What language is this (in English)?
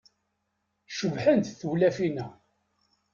Kabyle